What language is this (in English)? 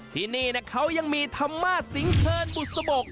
Thai